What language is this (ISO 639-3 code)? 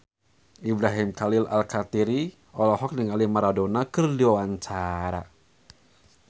sun